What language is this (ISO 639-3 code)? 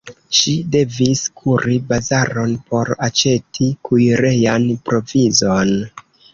epo